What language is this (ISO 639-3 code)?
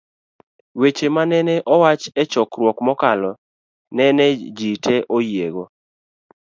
luo